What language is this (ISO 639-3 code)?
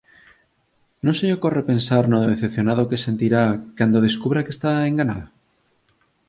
glg